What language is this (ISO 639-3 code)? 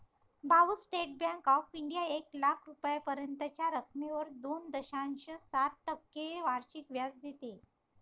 mar